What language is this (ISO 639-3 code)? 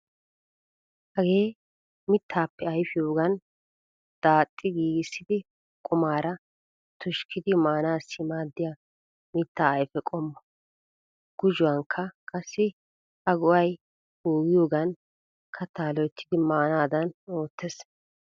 wal